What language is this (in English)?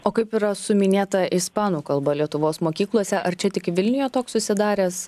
Lithuanian